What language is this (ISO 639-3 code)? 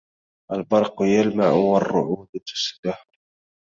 ara